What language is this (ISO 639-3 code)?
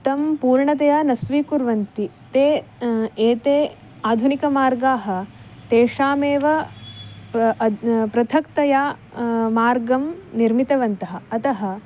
san